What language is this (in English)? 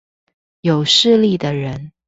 Chinese